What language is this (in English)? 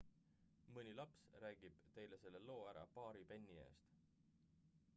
Estonian